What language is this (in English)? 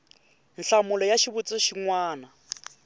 Tsonga